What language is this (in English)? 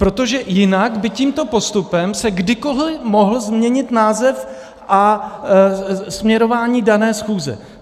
Czech